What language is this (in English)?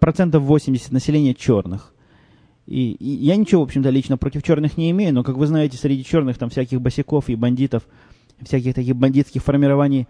Russian